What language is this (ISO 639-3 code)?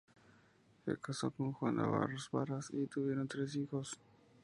spa